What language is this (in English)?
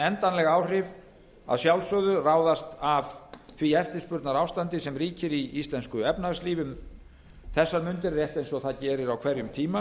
Icelandic